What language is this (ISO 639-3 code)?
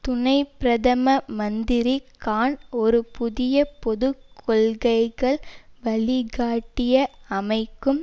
tam